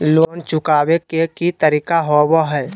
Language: Magahi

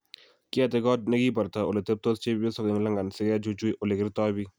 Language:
Kalenjin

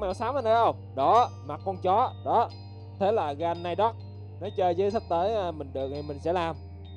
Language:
Vietnamese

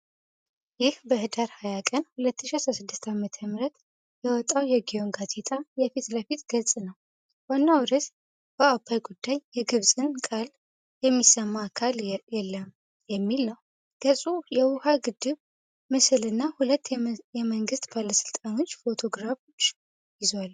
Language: Amharic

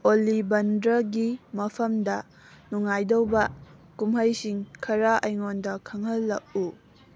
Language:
Manipuri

